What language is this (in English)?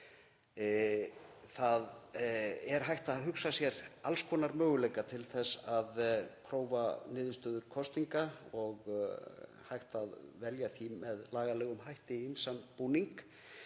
Icelandic